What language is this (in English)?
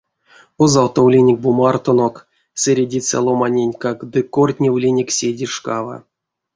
Erzya